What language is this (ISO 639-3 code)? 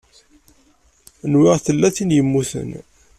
kab